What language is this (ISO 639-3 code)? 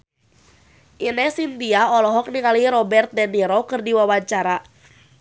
sun